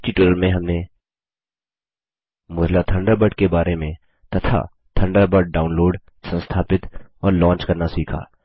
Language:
Hindi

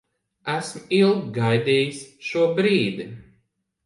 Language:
Latvian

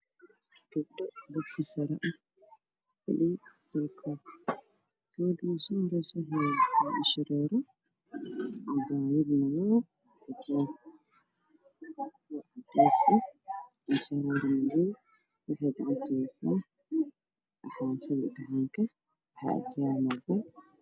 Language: Somali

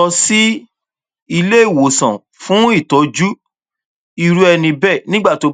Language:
Yoruba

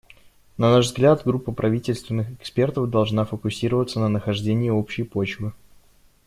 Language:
Russian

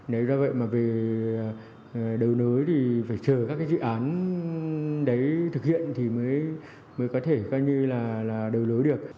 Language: Vietnamese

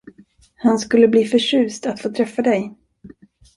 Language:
Swedish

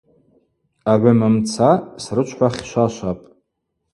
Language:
Abaza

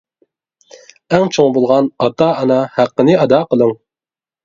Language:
Uyghur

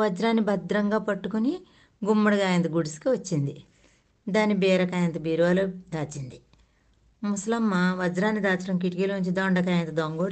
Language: Telugu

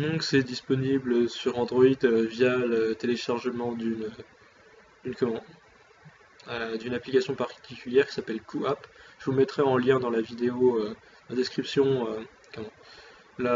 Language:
French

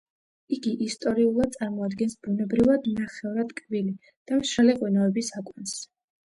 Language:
Georgian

